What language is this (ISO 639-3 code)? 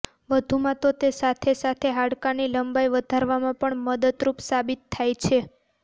guj